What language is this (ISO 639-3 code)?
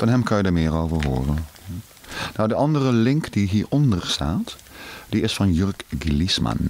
nld